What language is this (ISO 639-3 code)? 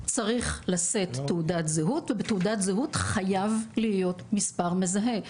heb